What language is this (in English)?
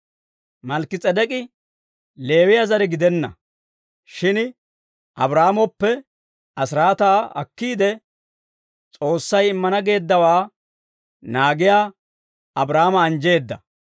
Dawro